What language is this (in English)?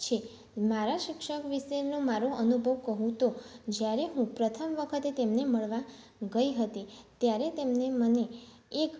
Gujarati